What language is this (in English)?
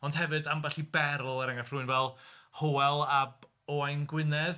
Welsh